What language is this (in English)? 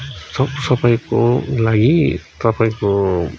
Nepali